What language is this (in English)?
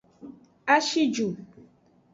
Aja (Benin)